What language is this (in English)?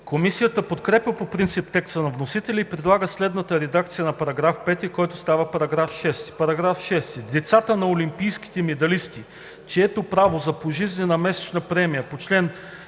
Bulgarian